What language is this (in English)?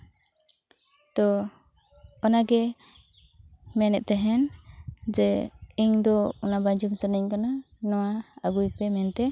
Santali